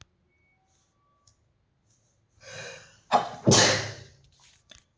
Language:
Kannada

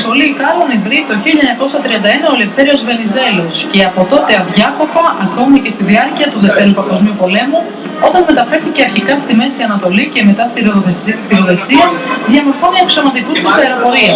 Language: Greek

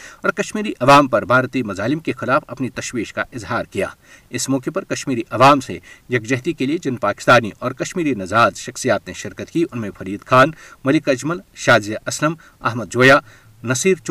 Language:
Urdu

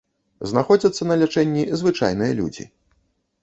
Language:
Belarusian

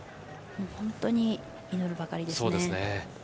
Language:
Japanese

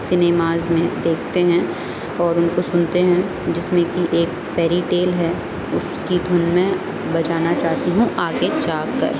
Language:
Urdu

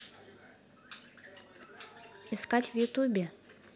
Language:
Russian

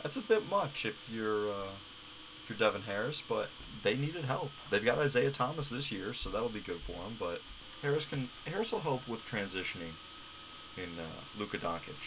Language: English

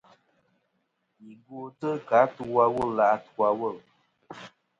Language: Kom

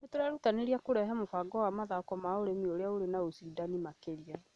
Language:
Kikuyu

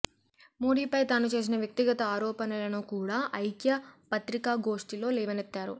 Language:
Telugu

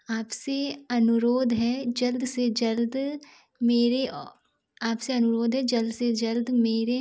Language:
Hindi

